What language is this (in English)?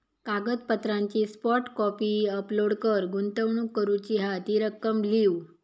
Marathi